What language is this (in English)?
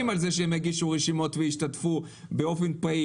Hebrew